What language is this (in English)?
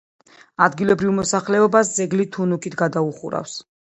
Georgian